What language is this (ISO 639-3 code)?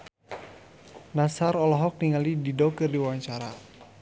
sun